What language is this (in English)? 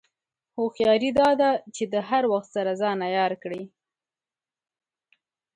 Pashto